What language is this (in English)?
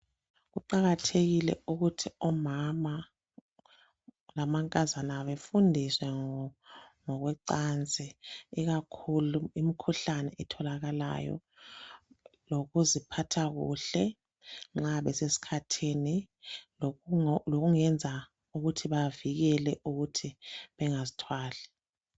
North Ndebele